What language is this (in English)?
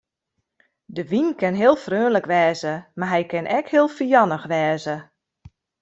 Western Frisian